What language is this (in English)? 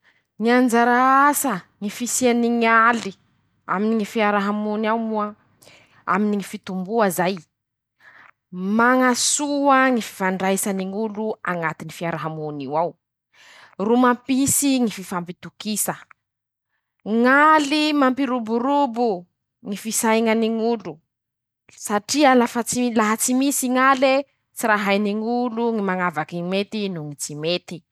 Masikoro Malagasy